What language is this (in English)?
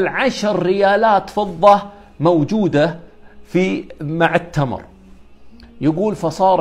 Arabic